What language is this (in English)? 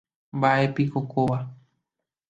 Guarani